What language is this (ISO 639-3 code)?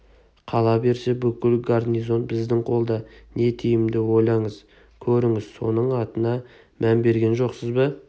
kaz